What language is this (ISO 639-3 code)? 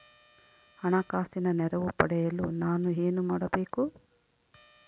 kan